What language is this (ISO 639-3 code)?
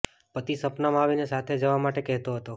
guj